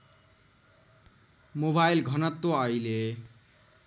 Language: Nepali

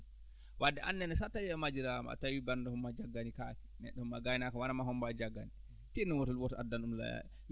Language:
Fula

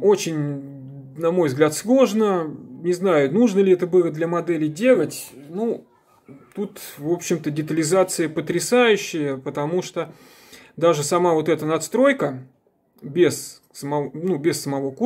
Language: Russian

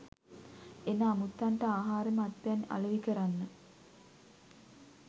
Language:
Sinhala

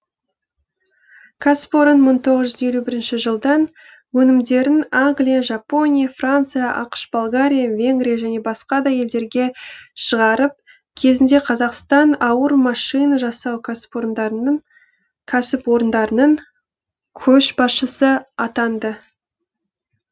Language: Kazakh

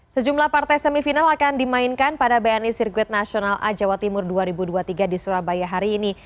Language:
Indonesian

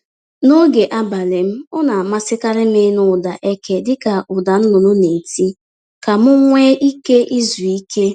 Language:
Igbo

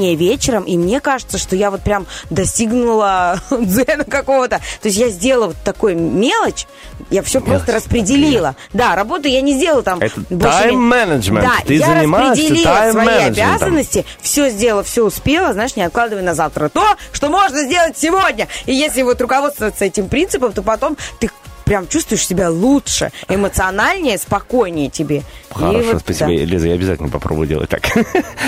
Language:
Russian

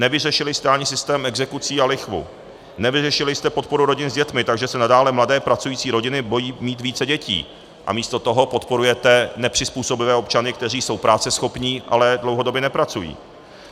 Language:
Czech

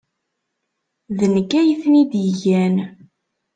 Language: Kabyle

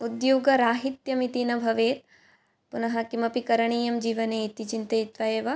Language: Sanskrit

